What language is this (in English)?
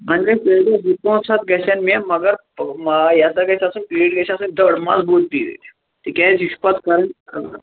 Kashmiri